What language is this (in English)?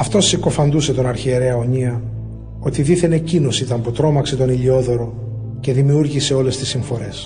Greek